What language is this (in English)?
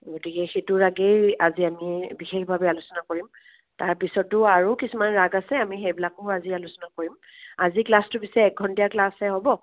Assamese